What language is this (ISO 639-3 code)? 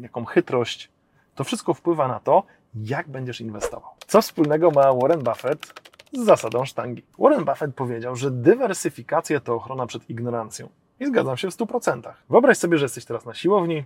pol